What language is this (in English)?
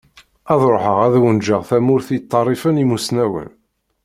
Kabyle